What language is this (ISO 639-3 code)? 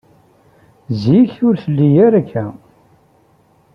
kab